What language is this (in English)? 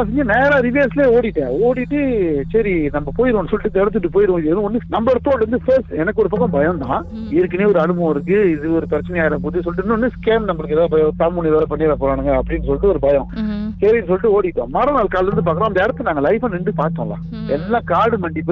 Tamil